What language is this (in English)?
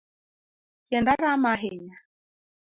Luo (Kenya and Tanzania)